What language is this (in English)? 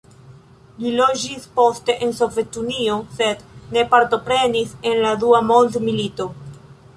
Esperanto